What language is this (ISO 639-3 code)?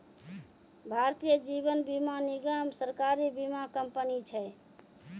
mai